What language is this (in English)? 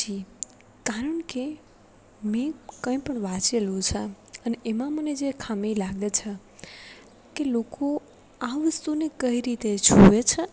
Gujarati